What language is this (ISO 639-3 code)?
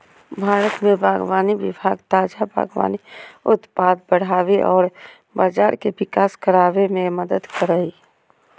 mag